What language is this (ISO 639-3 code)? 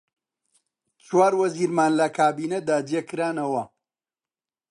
ckb